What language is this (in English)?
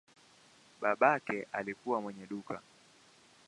Swahili